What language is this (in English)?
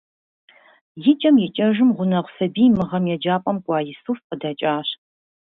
Kabardian